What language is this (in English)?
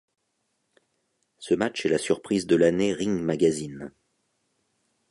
French